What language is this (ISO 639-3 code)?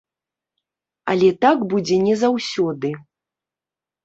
bel